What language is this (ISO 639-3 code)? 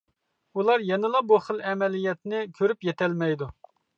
uig